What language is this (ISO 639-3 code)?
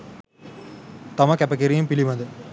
sin